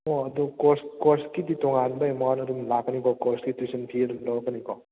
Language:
Manipuri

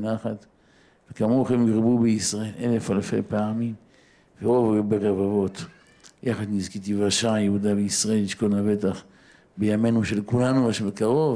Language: Hebrew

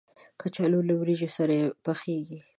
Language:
Pashto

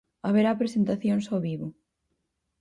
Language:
Galician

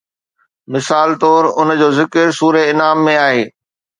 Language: Sindhi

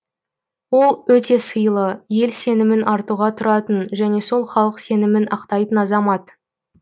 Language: Kazakh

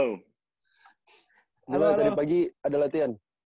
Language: Indonesian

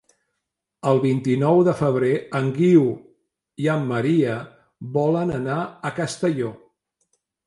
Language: Catalan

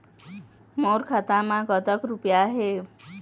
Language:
Chhattisgarhi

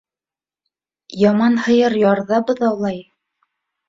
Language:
Bashkir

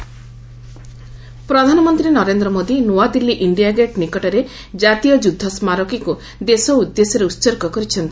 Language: Odia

